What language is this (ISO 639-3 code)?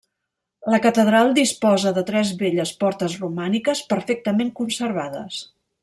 cat